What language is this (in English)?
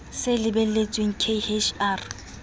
Southern Sotho